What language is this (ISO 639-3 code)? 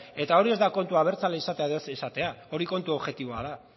eus